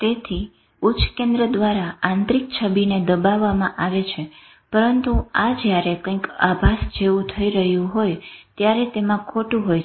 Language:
Gujarati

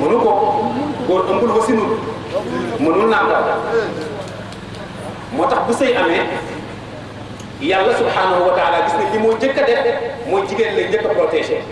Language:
Indonesian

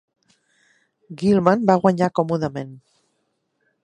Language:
Catalan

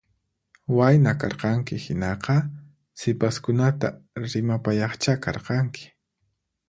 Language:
Puno Quechua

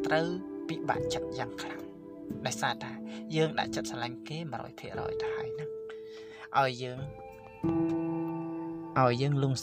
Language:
Thai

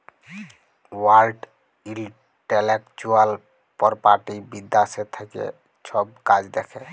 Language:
Bangla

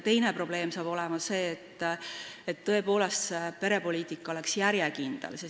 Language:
Estonian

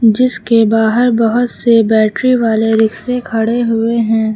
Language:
Hindi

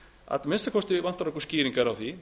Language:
Icelandic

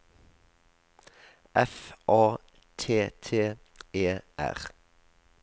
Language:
Norwegian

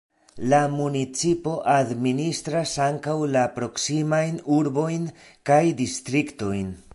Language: Esperanto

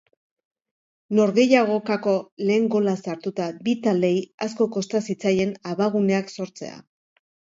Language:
Basque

